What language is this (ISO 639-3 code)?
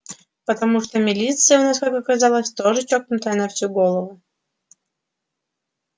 rus